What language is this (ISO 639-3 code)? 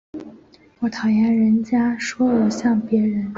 zho